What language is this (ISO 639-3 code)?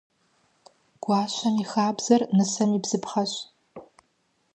kbd